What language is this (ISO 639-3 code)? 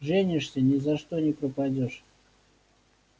rus